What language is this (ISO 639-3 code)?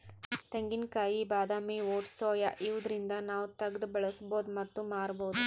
kan